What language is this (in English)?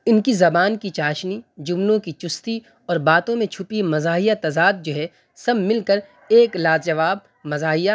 Urdu